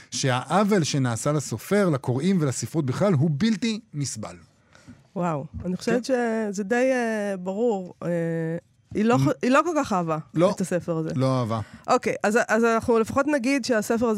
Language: Hebrew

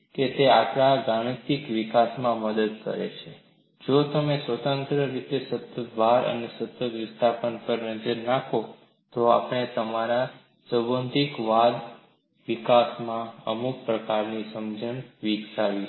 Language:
Gujarati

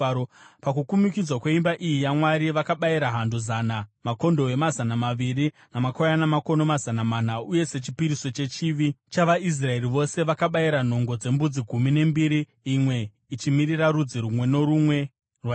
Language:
Shona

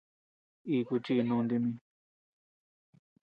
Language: Tepeuxila Cuicatec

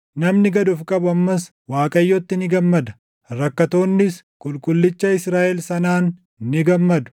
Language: Oromo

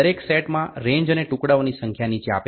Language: Gujarati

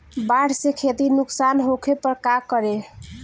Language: Bhojpuri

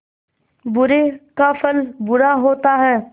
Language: Hindi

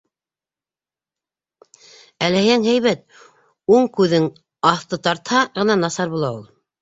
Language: Bashkir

